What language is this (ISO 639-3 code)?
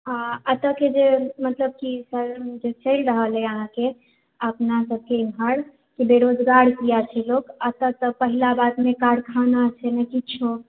mai